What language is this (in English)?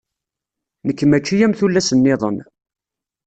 Kabyle